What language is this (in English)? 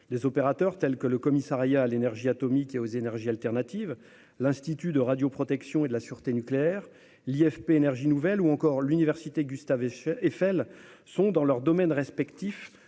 French